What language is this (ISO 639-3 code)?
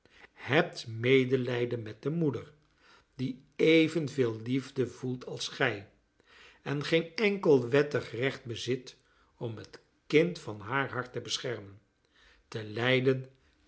nld